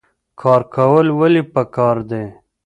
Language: Pashto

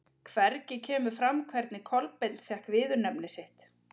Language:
Icelandic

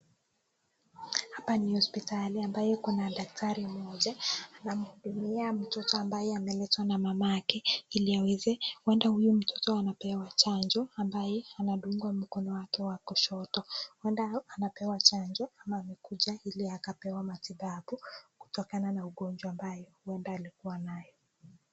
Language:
Swahili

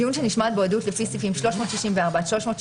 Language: Hebrew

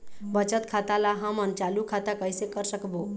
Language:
Chhattisgarhi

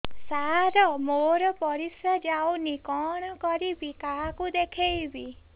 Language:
Odia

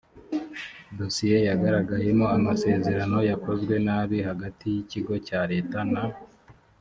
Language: Kinyarwanda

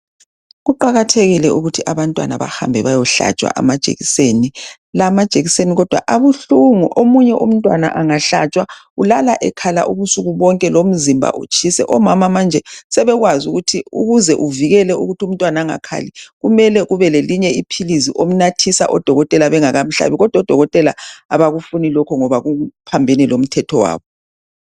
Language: North Ndebele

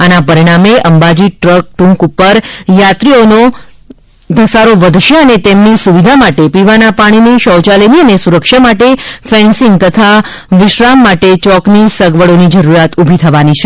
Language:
Gujarati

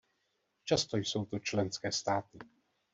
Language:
Czech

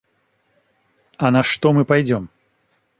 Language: Russian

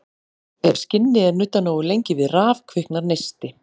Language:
Icelandic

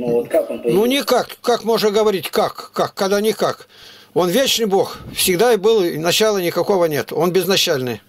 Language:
Russian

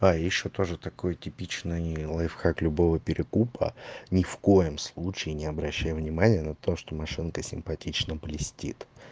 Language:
Russian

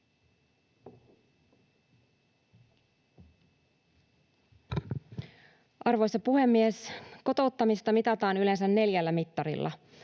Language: Finnish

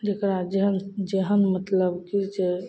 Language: Maithili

